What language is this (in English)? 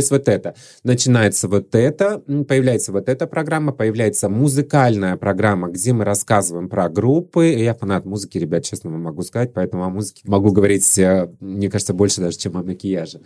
Russian